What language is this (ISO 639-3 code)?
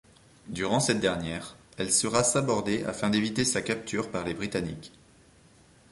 fra